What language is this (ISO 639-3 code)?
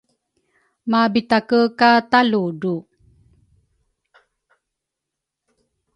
dru